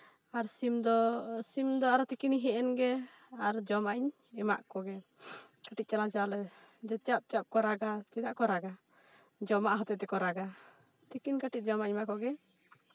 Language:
Santali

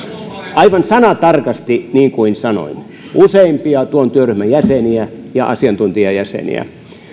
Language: Finnish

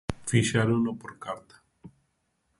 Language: Galician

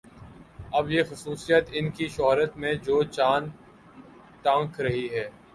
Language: Urdu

